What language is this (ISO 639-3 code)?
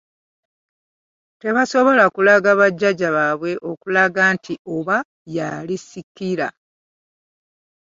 lug